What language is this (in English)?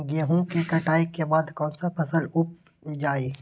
Magahi